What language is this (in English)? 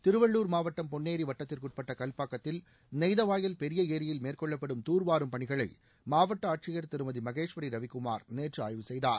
Tamil